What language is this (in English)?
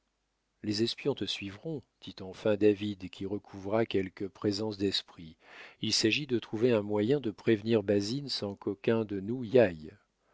French